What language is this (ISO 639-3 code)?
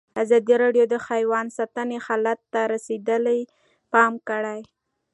pus